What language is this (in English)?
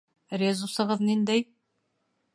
Bashkir